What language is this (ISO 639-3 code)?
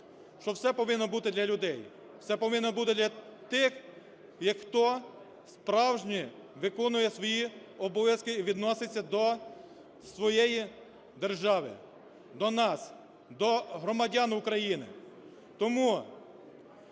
ukr